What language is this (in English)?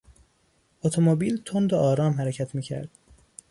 Persian